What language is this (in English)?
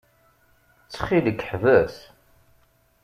Kabyle